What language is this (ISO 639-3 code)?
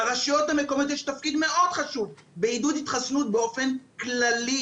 heb